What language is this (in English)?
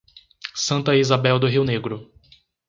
Portuguese